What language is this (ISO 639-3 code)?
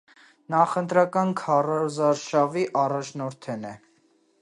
hye